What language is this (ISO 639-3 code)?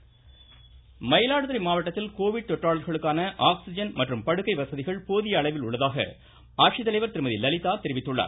tam